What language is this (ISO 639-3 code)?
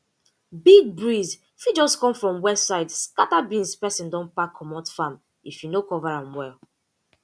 pcm